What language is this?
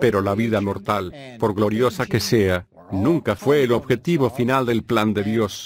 Spanish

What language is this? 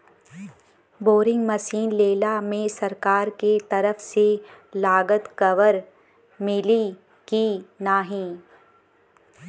Bhojpuri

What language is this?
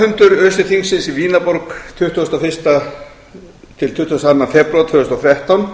Icelandic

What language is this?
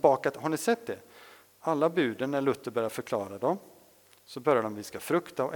Swedish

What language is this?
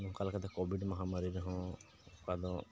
Santali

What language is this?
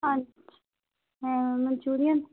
Punjabi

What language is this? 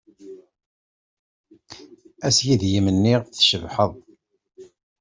Kabyle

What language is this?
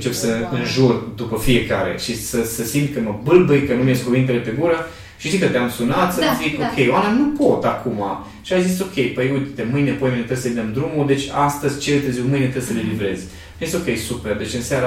Romanian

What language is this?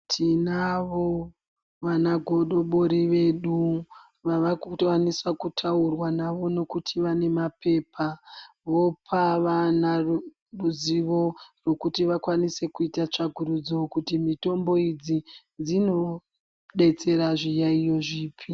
Ndau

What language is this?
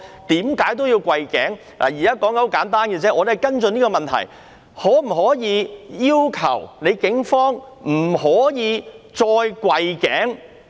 Cantonese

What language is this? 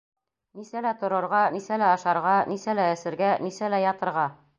Bashkir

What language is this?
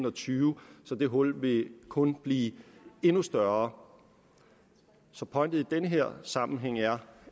Danish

